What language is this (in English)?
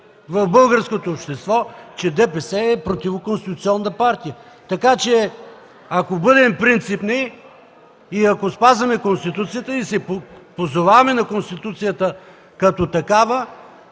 Bulgarian